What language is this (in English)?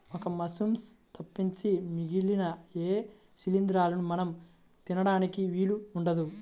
Telugu